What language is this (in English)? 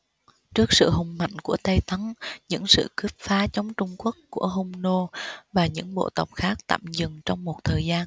Vietnamese